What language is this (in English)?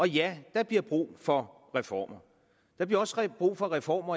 Danish